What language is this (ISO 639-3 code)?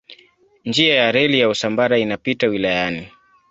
swa